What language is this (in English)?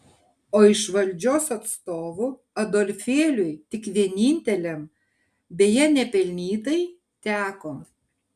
Lithuanian